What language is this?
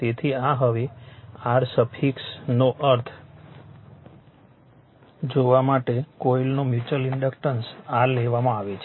Gujarati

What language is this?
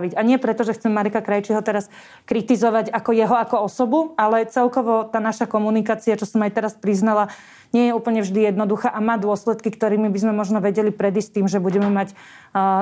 Slovak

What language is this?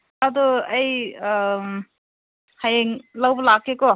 Manipuri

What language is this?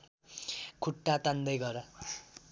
Nepali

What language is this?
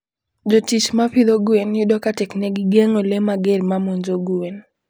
Luo (Kenya and Tanzania)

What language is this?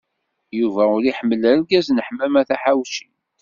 Kabyle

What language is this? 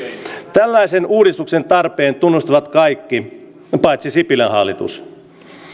Finnish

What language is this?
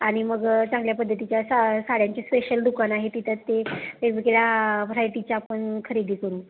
Marathi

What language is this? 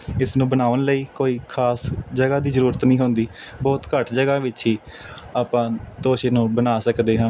Punjabi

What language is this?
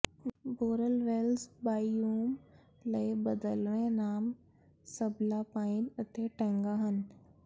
Punjabi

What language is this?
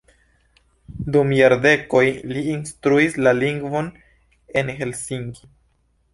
Esperanto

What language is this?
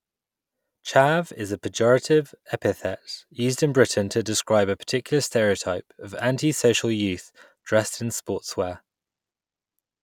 English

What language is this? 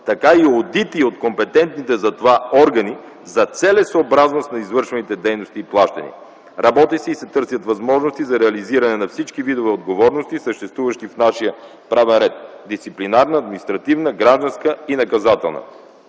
Bulgarian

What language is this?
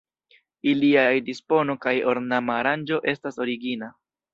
Esperanto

